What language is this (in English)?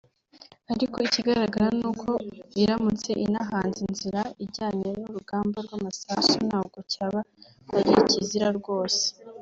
Kinyarwanda